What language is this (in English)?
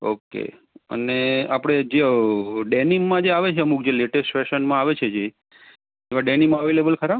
Gujarati